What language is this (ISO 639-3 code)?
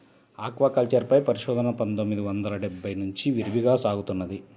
tel